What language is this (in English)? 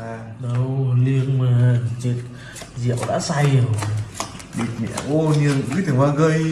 Vietnamese